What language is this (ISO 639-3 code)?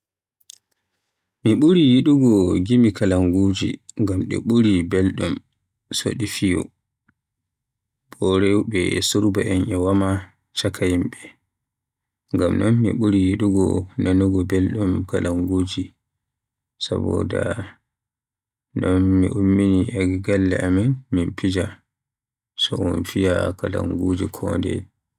fuh